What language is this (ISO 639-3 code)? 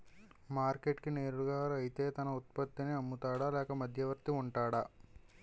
tel